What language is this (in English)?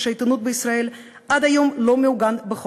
Hebrew